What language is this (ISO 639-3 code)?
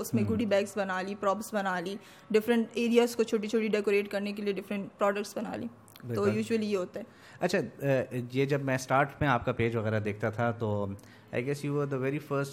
urd